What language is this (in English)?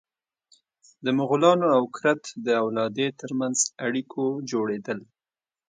Pashto